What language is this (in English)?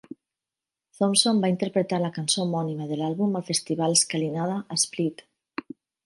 Catalan